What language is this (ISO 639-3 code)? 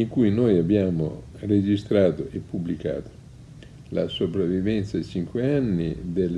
ita